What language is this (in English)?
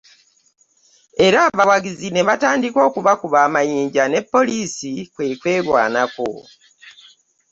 Ganda